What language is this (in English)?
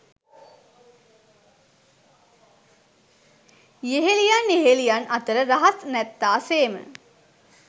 Sinhala